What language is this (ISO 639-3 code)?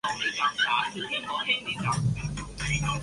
zho